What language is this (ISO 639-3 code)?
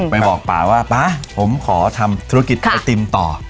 tha